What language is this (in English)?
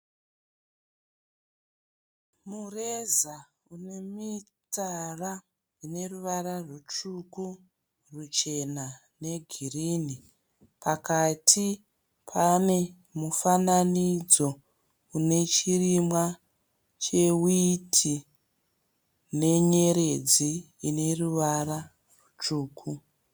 Shona